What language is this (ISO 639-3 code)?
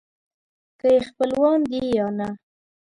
pus